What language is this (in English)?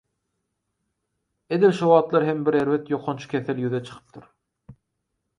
Turkmen